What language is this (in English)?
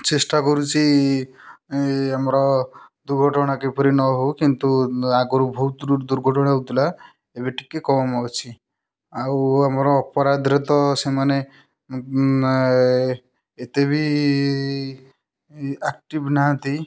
Odia